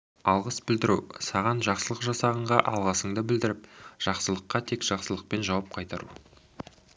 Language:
Kazakh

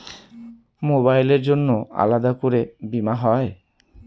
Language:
Bangla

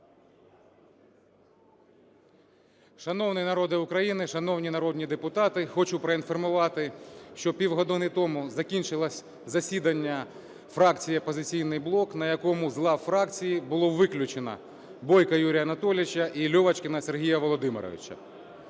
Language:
Ukrainian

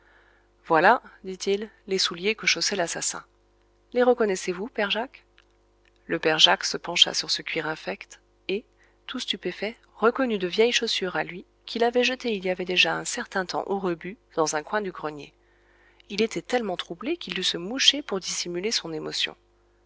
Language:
French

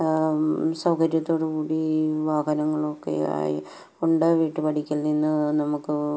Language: Malayalam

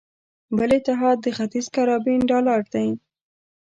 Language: Pashto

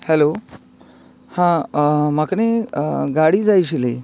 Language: Konkani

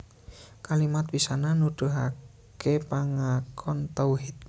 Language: Javanese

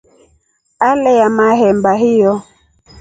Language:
Rombo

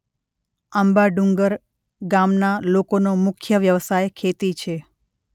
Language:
Gujarati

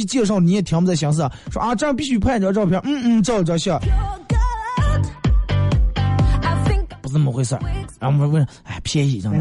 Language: Chinese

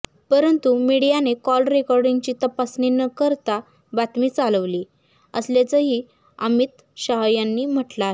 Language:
Marathi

